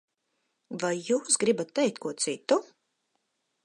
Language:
Latvian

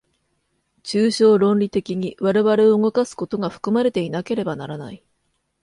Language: Japanese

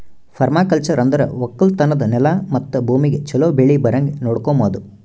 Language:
Kannada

